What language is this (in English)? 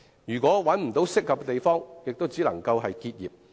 Cantonese